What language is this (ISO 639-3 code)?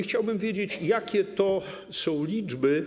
pol